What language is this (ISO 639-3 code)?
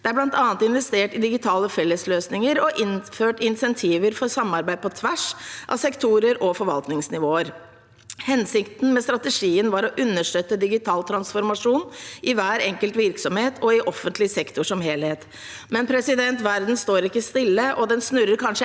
nor